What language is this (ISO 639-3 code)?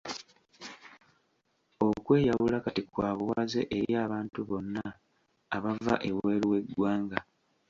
lug